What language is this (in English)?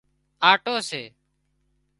Wadiyara Koli